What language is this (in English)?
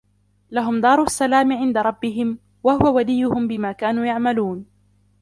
Arabic